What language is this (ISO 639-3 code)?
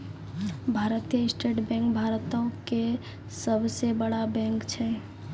mai